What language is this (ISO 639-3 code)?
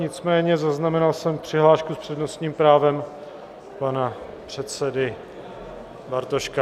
ces